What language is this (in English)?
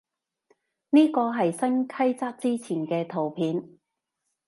Cantonese